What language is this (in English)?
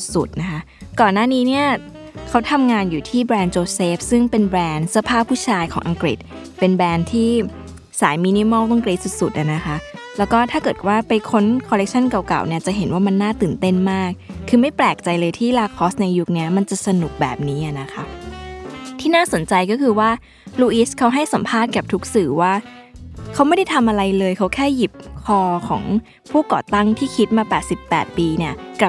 Thai